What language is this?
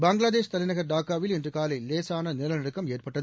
Tamil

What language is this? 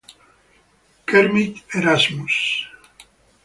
Italian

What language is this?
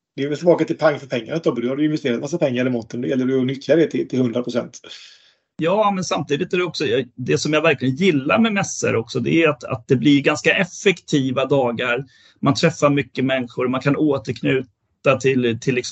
Swedish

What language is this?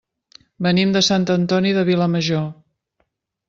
Catalan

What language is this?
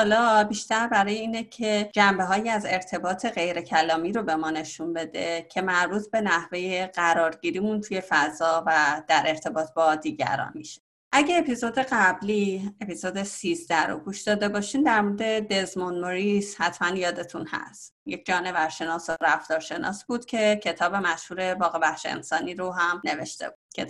Persian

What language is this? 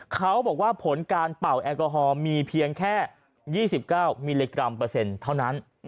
Thai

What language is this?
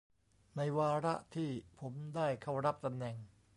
Thai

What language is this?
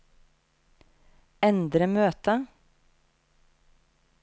Norwegian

